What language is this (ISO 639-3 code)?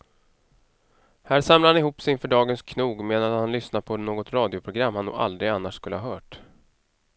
swe